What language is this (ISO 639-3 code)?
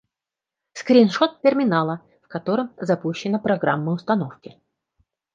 rus